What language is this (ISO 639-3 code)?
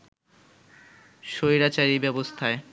ben